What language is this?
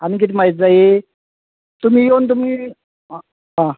Konkani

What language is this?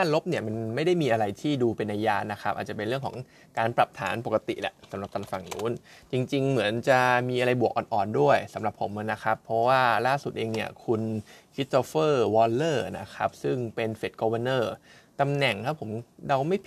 Thai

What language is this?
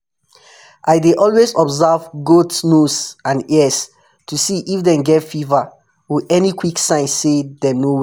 Nigerian Pidgin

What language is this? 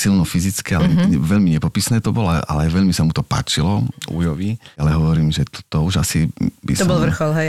Slovak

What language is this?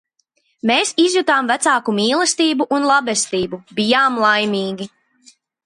Latvian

